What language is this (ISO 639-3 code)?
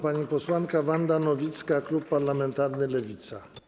pol